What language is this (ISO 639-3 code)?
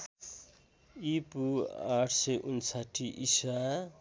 nep